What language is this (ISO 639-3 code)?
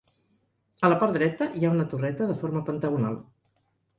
cat